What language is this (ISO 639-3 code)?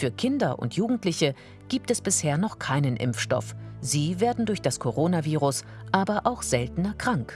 deu